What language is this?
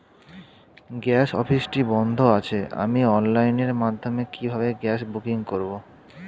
Bangla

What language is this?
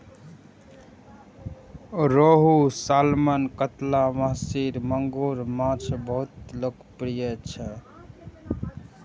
Maithili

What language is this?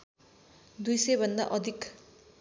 Nepali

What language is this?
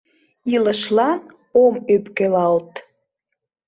Mari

